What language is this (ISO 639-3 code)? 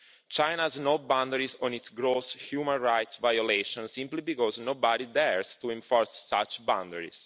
eng